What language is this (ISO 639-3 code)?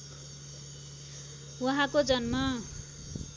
nep